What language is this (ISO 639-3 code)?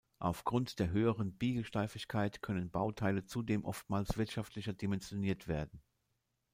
deu